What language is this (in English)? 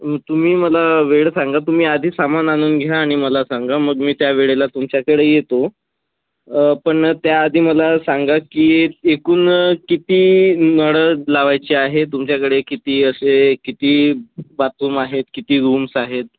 Marathi